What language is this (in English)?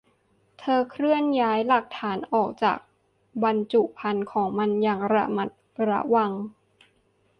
Thai